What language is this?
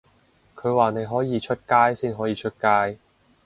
Cantonese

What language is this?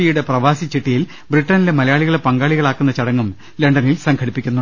Malayalam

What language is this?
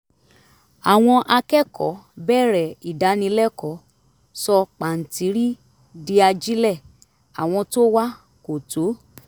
Yoruba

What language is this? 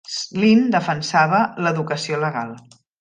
Catalan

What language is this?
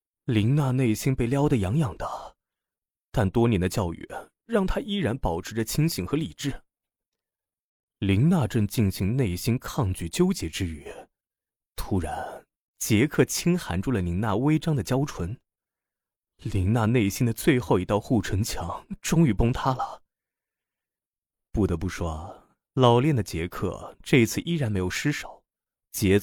Chinese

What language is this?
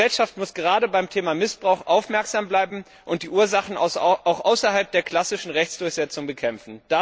German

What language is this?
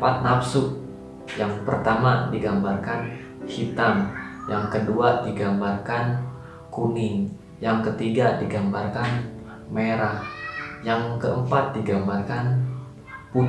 Indonesian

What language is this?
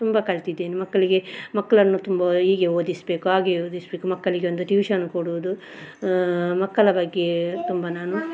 Kannada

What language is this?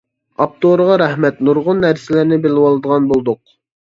Uyghur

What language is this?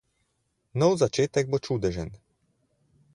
Slovenian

